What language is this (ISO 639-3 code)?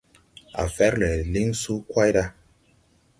tui